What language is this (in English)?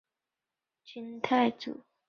Chinese